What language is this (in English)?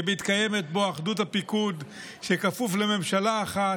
Hebrew